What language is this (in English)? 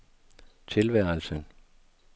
Danish